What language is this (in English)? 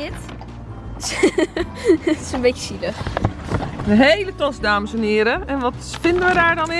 Dutch